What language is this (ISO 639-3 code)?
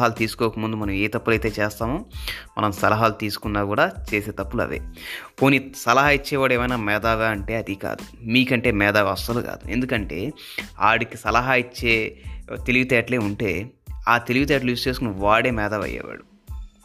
tel